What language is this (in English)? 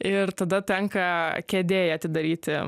Lithuanian